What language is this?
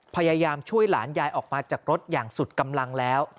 Thai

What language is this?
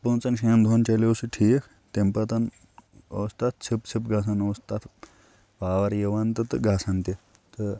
Kashmiri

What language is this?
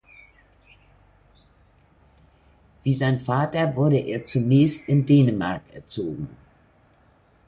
German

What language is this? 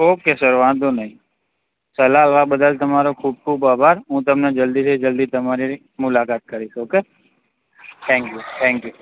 Gujarati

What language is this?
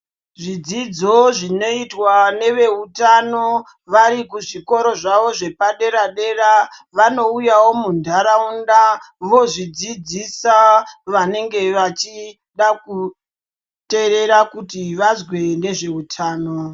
Ndau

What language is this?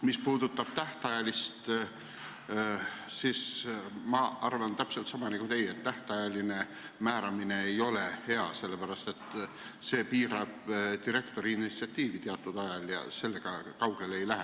Estonian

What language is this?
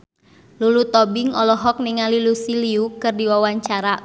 Sundanese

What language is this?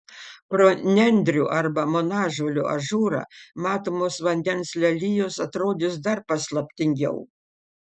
Lithuanian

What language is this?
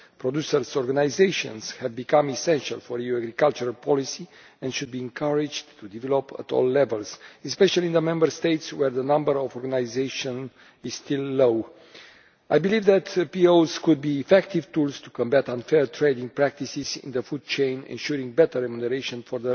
English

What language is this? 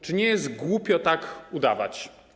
Polish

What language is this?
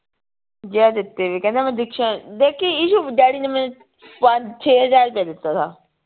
Punjabi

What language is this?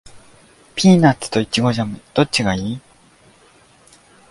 Japanese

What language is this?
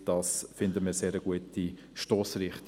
Swiss German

